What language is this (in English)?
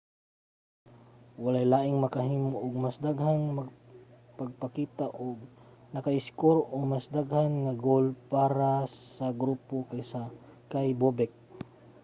Cebuano